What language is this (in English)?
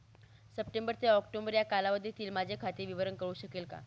Marathi